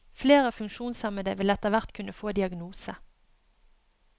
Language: Norwegian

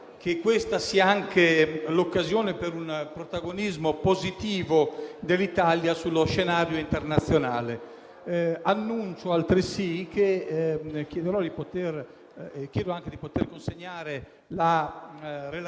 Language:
Italian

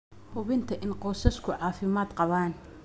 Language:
Somali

